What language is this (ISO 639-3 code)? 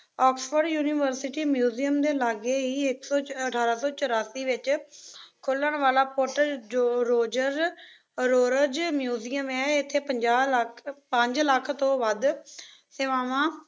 pan